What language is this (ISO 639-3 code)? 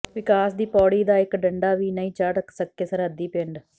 pan